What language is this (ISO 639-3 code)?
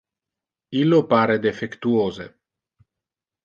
ina